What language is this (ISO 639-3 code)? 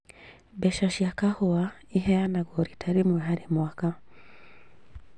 kik